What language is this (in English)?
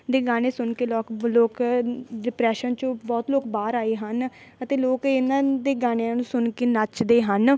Punjabi